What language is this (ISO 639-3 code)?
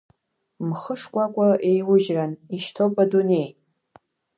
abk